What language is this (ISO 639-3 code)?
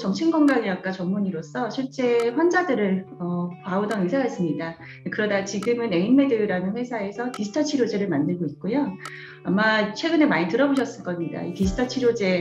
kor